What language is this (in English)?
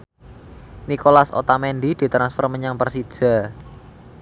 Javanese